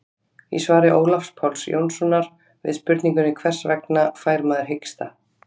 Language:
Icelandic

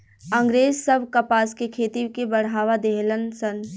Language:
Bhojpuri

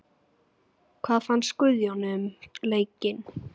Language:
Icelandic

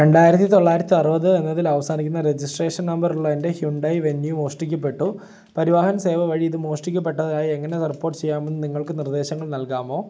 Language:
Malayalam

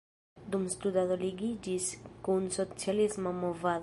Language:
Esperanto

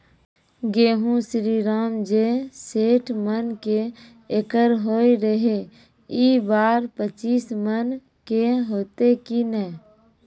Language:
Maithili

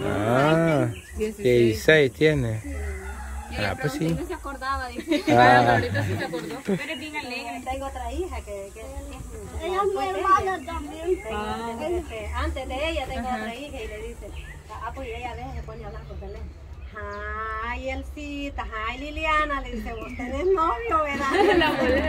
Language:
Spanish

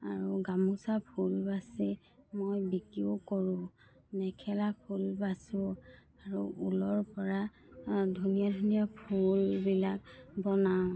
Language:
Assamese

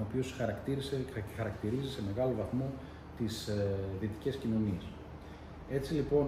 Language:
Greek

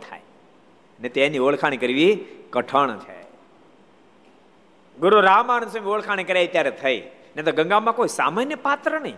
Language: Gujarati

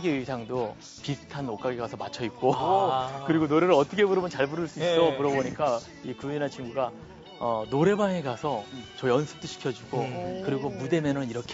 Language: Korean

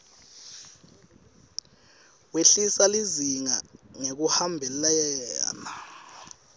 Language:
Swati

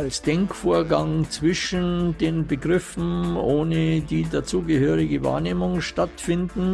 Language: German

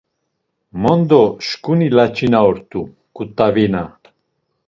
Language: Laz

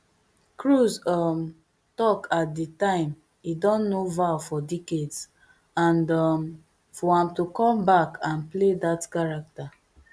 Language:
Nigerian Pidgin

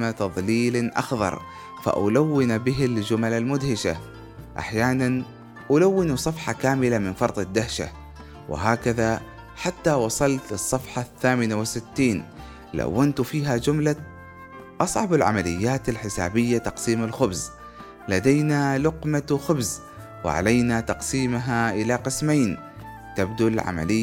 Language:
Arabic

